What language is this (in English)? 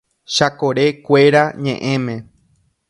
Guarani